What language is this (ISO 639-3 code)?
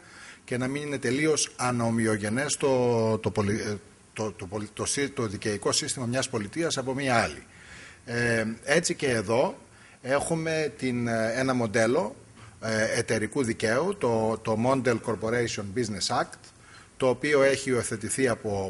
ell